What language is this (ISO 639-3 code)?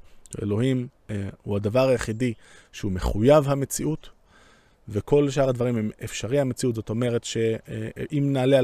heb